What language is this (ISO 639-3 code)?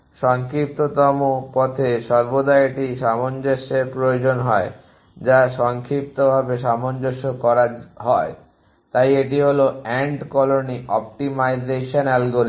ben